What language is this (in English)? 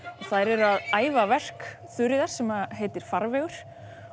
Icelandic